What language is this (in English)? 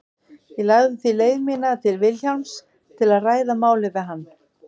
Icelandic